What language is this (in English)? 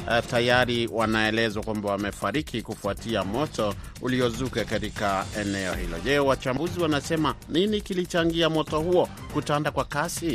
Swahili